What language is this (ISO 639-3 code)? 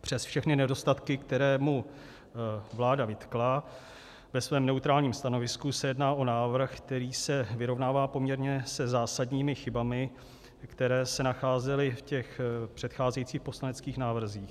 ces